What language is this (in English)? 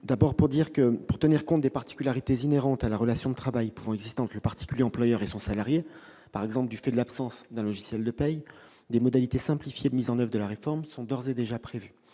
French